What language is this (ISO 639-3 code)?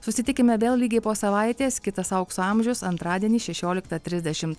lit